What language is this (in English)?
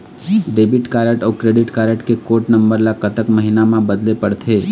Chhattisgarhi